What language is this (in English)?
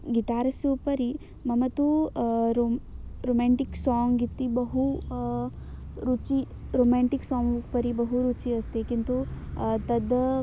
Sanskrit